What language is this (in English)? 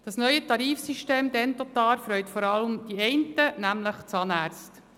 Swiss German